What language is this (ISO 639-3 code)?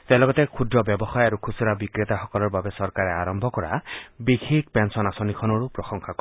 asm